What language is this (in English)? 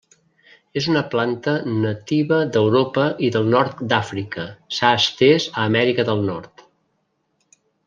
Catalan